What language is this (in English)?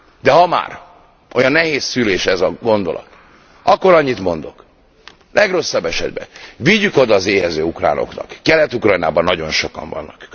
Hungarian